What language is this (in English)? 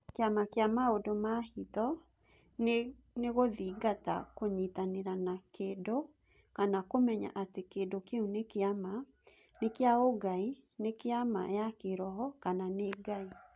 Kikuyu